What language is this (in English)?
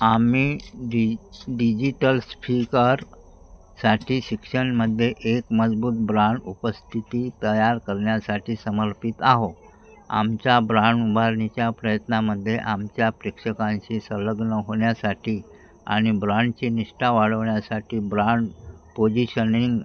Marathi